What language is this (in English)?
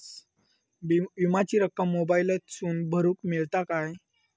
Marathi